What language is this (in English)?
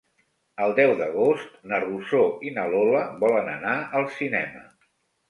Catalan